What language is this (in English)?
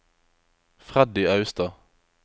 Norwegian